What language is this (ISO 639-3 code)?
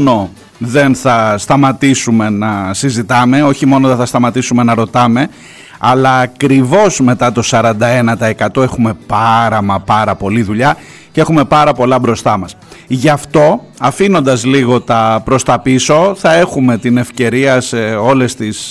ell